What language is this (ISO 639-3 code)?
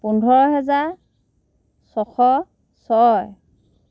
asm